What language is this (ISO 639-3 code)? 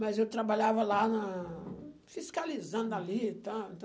por